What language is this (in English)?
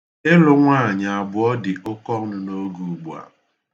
Igbo